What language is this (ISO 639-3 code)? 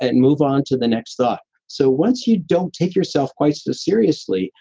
eng